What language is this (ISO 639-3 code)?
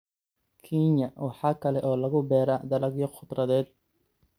som